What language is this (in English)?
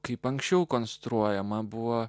Lithuanian